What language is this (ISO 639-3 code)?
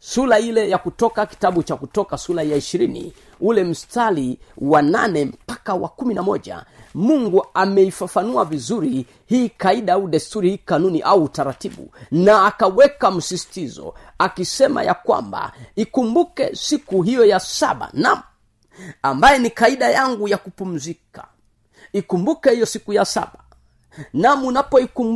swa